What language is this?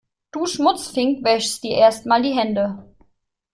German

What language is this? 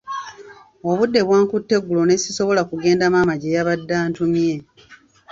Ganda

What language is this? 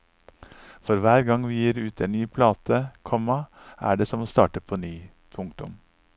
Norwegian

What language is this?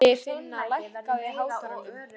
Icelandic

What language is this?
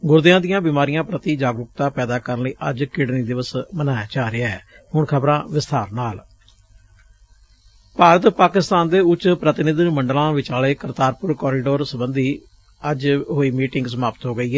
Punjabi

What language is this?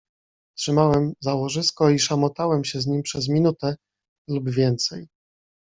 Polish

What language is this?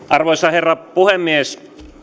Finnish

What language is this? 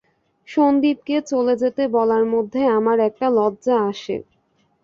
Bangla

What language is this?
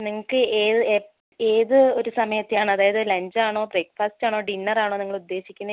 Malayalam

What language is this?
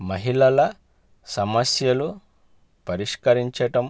Telugu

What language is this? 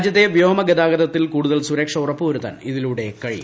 Malayalam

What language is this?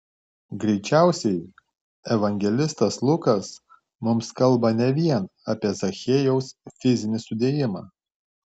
Lithuanian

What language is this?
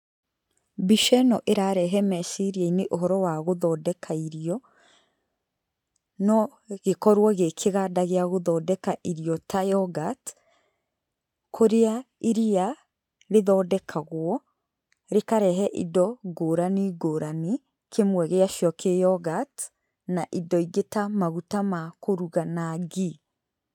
Kikuyu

